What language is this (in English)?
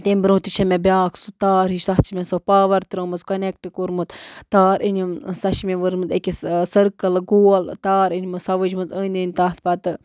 Kashmiri